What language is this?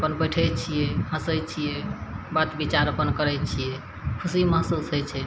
Maithili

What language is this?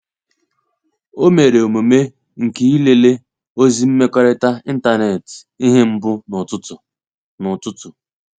Igbo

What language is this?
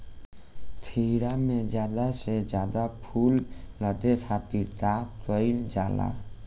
Bhojpuri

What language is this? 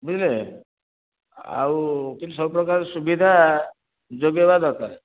Odia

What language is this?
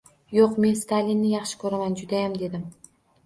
Uzbek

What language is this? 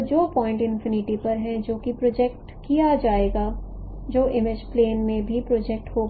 Hindi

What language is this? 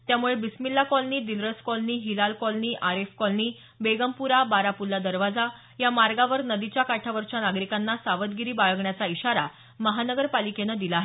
Marathi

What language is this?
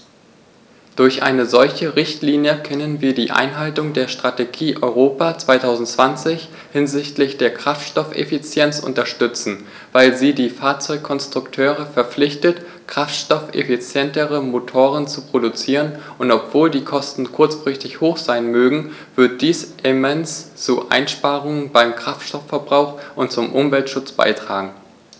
German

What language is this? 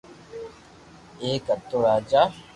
Loarki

